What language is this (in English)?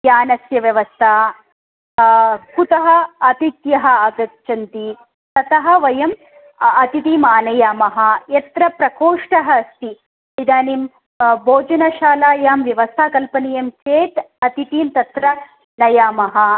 Sanskrit